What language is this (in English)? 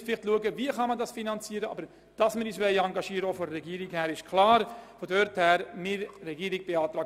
Swiss German